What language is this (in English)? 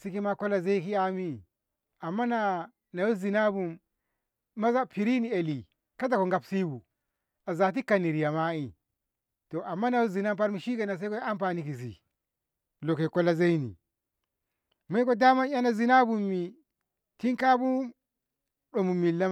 Ngamo